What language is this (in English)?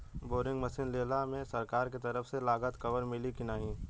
Bhojpuri